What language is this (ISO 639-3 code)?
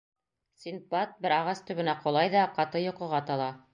bak